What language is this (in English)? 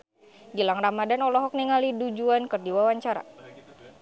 Sundanese